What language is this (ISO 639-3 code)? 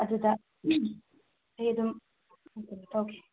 mni